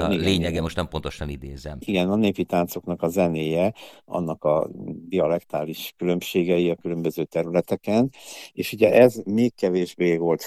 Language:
Hungarian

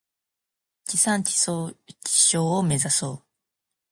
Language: Japanese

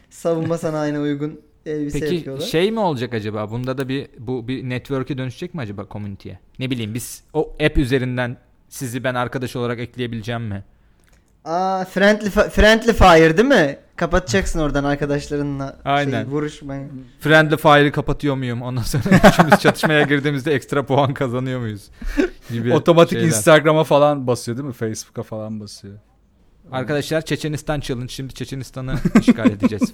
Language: Turkish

